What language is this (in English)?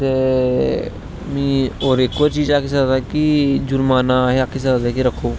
Dogri